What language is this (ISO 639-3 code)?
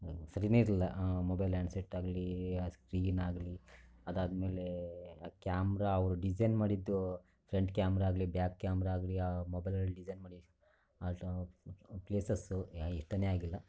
kan